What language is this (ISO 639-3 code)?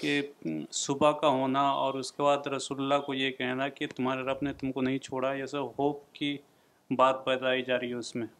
urd